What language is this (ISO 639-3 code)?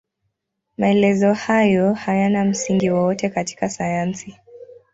swa